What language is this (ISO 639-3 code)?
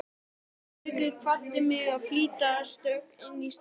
isl